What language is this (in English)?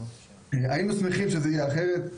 Hebrew